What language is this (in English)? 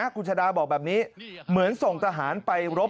Thai